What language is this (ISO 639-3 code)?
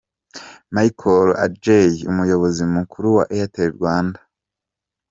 kin